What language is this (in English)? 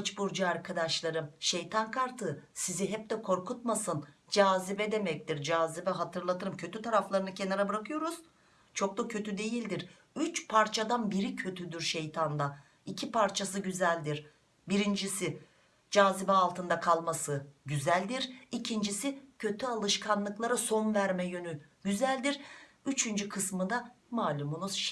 Turkish